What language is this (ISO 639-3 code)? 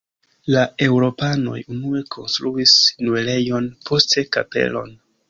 epo